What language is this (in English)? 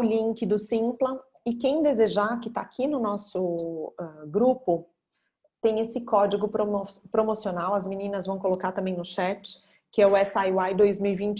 Portuguese